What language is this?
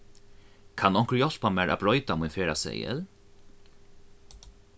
Faroese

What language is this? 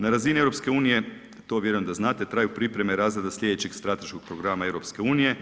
Croatian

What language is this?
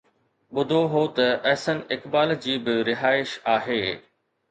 Sindhi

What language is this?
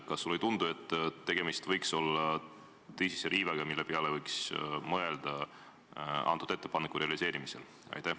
Estonian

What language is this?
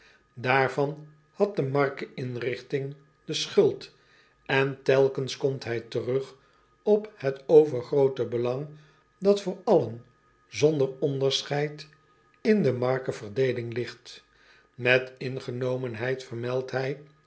Dutch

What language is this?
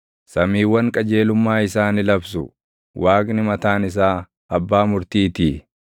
Oromo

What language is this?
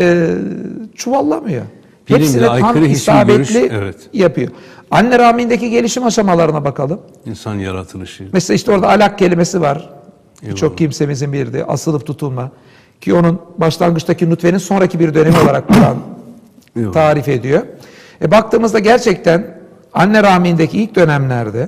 Turkish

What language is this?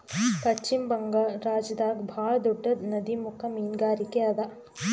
Kannada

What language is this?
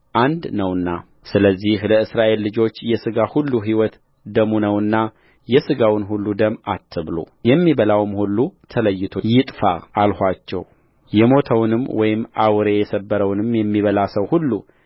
Amharic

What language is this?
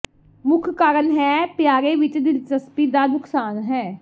Punjabi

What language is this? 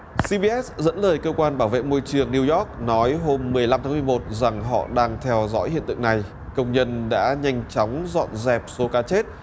Vietnamese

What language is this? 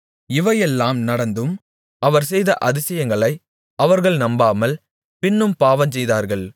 Tamil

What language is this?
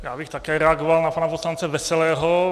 Czech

